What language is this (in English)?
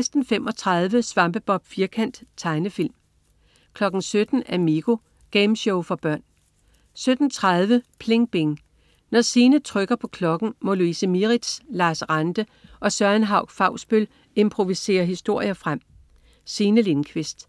Danish